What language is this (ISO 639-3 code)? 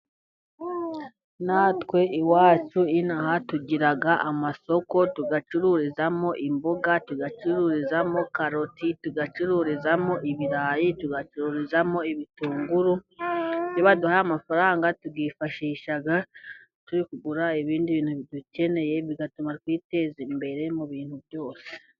kin